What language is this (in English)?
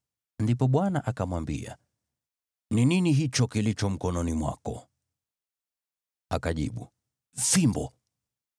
Swahili